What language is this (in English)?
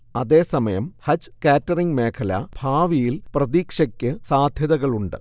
Malayalam